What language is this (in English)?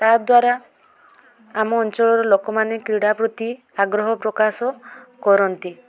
Odia